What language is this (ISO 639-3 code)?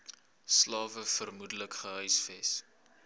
afr